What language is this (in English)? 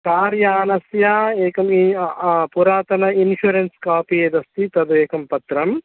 Sanskrit